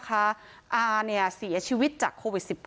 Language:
Thai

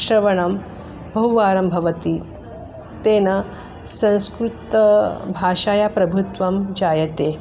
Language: Sanskrit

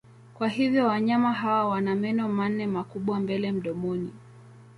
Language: Swahili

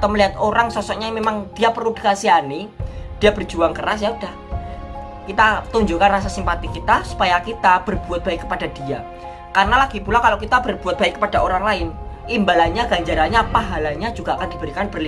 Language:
Indonesian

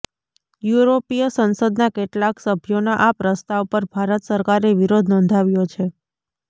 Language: Gujarati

